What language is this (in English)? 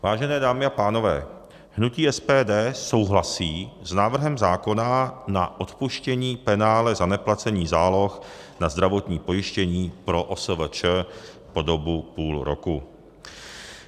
Czech